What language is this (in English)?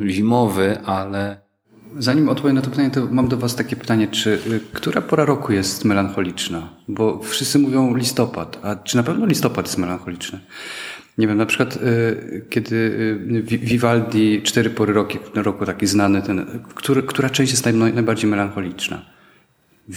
Polish